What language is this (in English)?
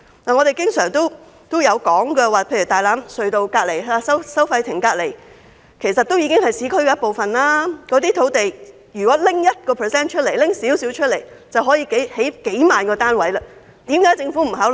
Cantonese